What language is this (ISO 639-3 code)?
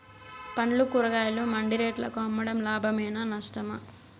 tel